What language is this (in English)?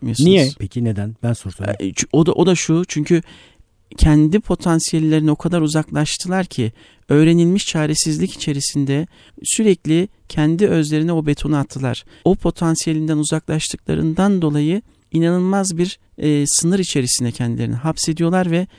Turkish